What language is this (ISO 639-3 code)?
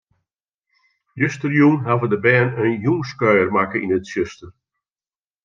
fry